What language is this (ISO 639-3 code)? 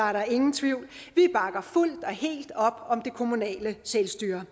dan